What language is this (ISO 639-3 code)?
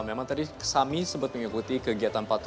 ind